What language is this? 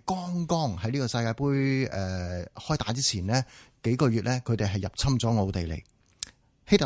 Chinese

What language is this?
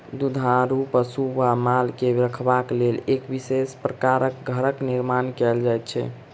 Maithili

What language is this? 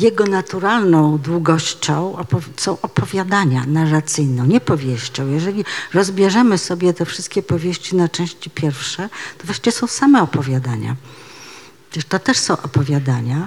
Polish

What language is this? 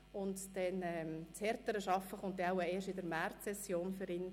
Swiss German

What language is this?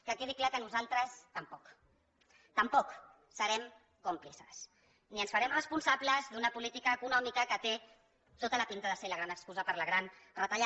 Catalan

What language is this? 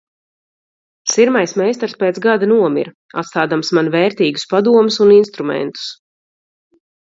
Latvian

